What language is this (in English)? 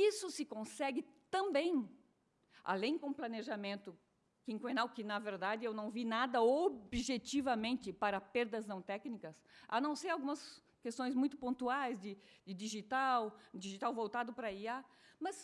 Portuguese